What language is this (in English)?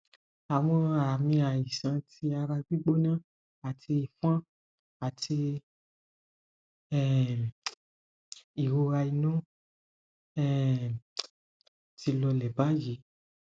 Yoruba